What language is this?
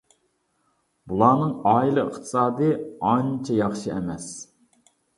Uyghur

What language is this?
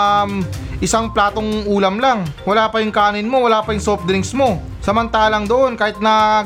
Filipino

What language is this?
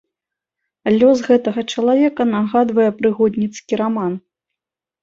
Belarusian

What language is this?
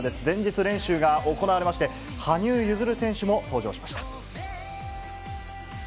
Japanese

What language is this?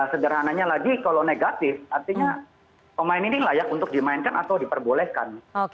Indonesian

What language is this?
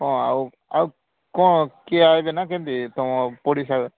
Odia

